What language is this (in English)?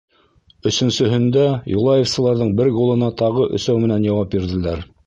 Bashkir